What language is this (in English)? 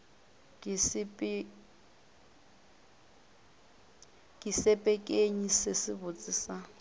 Northern Sotho